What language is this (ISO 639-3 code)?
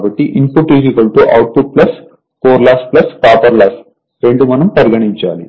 tel